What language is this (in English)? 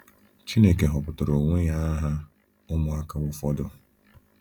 Igbo